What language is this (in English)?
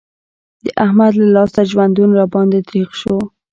Pashto